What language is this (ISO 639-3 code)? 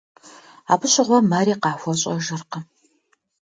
kbd